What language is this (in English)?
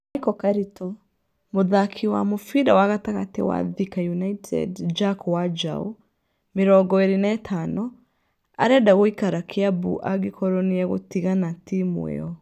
Kikuyu